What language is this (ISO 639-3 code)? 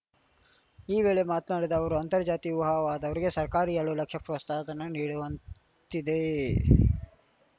kan